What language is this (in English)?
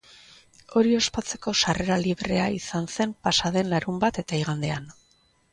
Basque